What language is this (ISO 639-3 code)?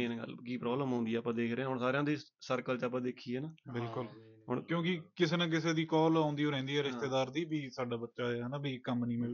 pan